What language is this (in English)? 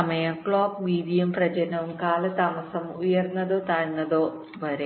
Malayalam